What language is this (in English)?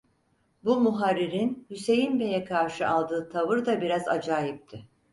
Turkish